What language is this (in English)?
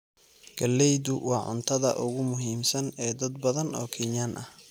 Somali